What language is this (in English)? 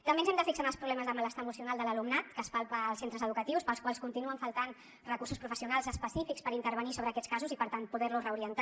Catalan